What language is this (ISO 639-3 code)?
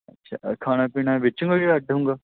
pan